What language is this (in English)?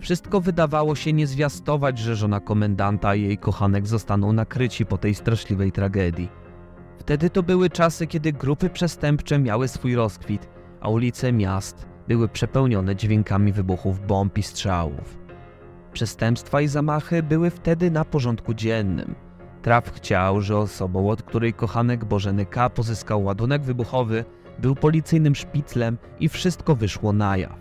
Polish